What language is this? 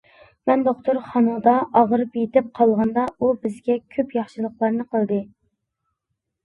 Uyghur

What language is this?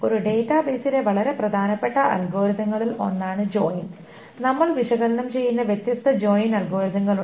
Malayalam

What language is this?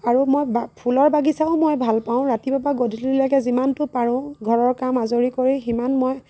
Assamese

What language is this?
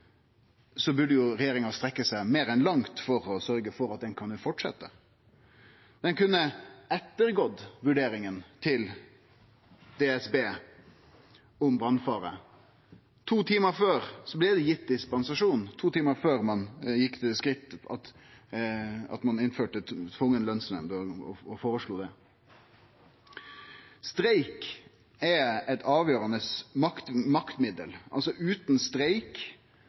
Norwegian Nynorsk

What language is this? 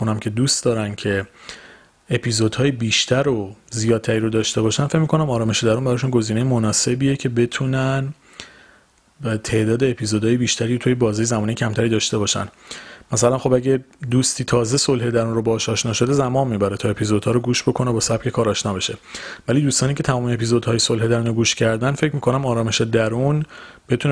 Persian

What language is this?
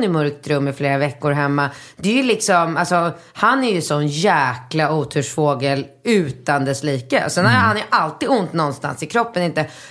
Swedish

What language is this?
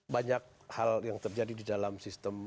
Indonesian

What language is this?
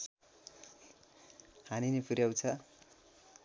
Nepali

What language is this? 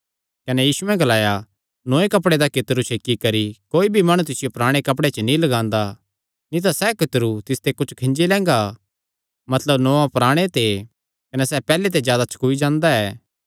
Kangri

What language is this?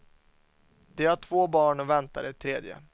Swedish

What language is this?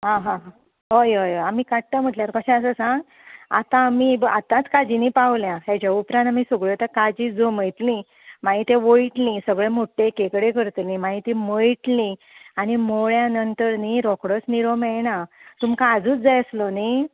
Konkani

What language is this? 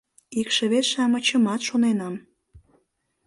Mari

